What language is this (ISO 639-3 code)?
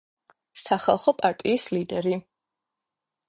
kat